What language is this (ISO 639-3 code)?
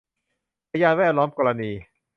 tha